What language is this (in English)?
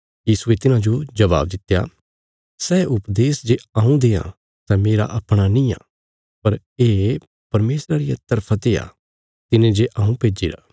Bilaspuri